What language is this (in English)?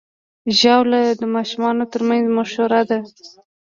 Pashto